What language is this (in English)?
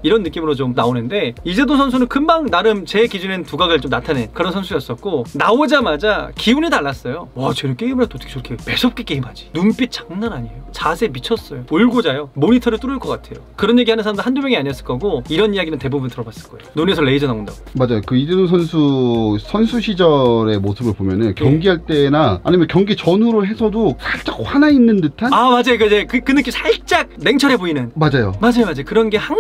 Korean